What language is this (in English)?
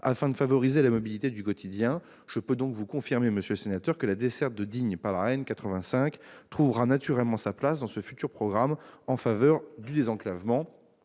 French